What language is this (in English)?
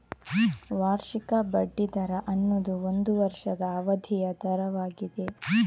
Kannada